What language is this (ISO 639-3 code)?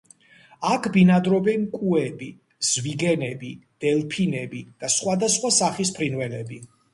kat